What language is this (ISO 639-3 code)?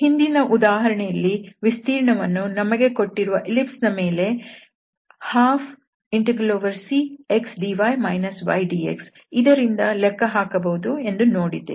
kan